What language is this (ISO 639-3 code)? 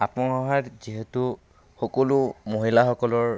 asm